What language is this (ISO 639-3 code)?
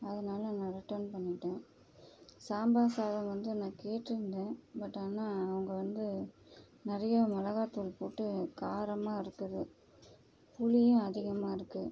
tam